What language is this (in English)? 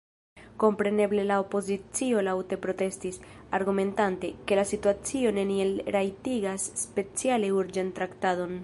Esperanto